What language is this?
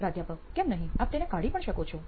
Gujarati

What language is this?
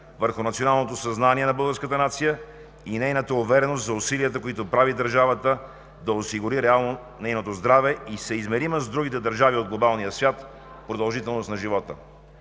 Bulgarian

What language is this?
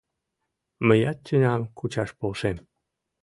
Mari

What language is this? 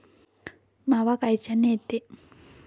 Marathi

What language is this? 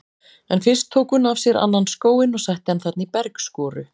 Icelandic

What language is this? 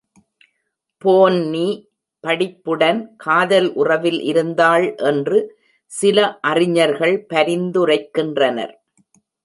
Tamil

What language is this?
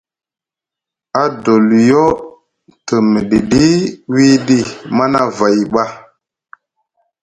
Musgu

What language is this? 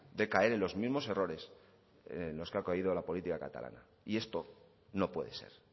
Spanish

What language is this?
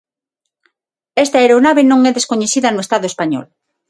Galician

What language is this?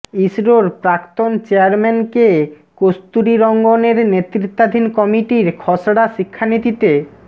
Bangla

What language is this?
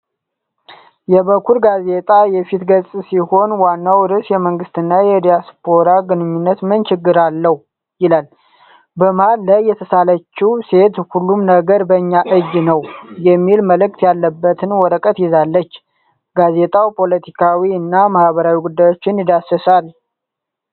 Amharic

